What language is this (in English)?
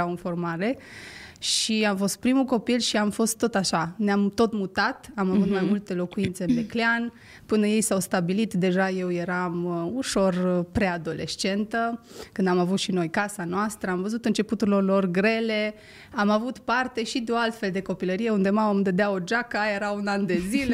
Romanian